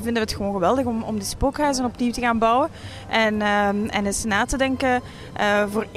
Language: Dutch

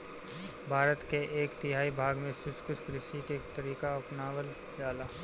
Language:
Bhojpuri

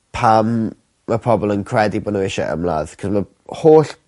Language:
Welsh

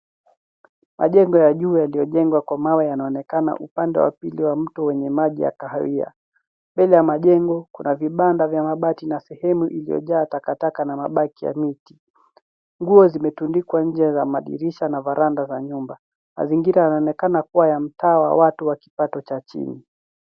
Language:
Swahili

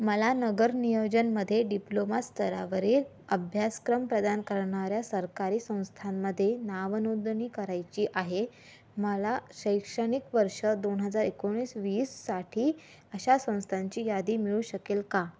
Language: Marathi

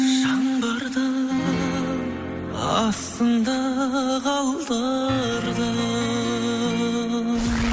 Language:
Kazakh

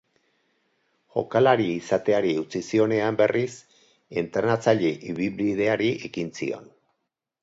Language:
Basque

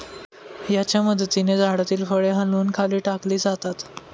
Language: Marathi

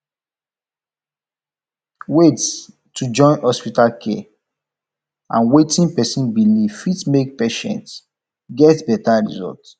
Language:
Nigerian Pidgin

